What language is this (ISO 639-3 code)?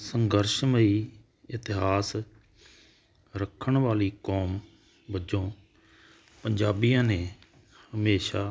pan